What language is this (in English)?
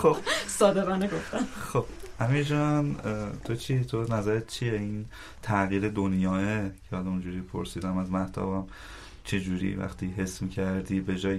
Persian